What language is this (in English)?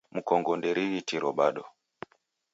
Taita